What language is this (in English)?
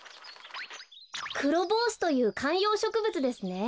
Japanese